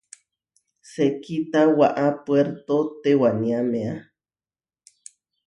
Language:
Huarijio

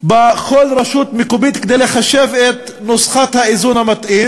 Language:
Hebrew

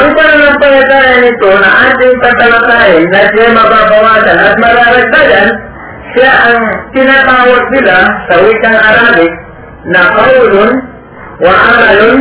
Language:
Filipino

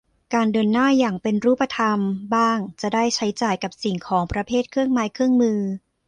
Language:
Thai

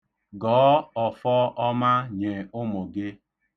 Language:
Igbo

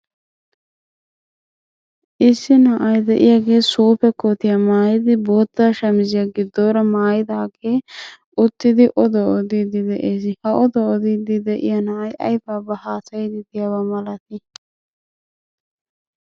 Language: Wolaytta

